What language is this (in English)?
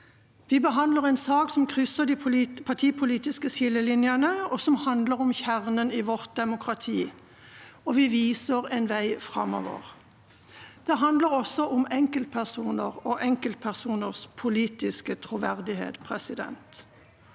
Norwegian